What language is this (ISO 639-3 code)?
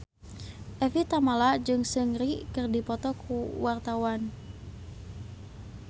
sun